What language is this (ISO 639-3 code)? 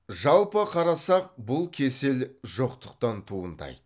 kaz